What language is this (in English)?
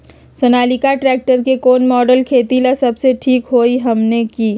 Magahi